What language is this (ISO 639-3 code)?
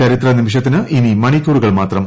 mal